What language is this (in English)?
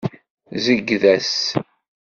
Kabyle